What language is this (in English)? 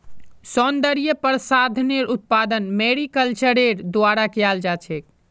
Magahi